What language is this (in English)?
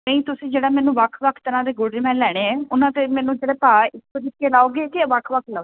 Punjabi